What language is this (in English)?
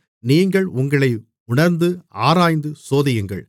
Tamil